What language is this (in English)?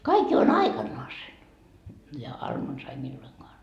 Finnish